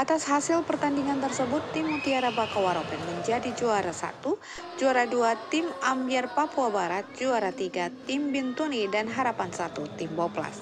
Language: Indonesian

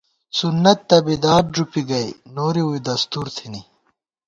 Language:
Gawar-Bati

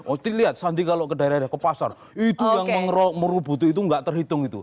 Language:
Indonesian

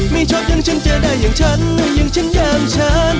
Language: Thai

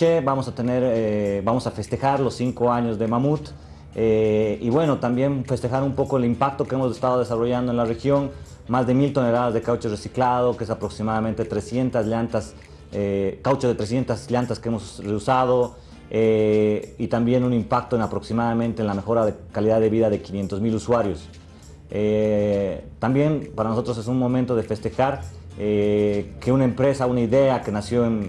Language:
Spanish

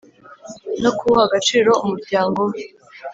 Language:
Kinyarwanda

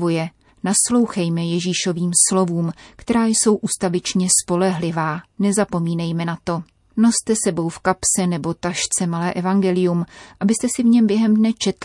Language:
Czech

